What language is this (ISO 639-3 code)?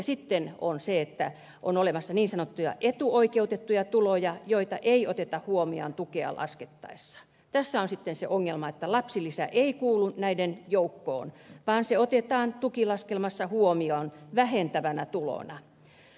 fin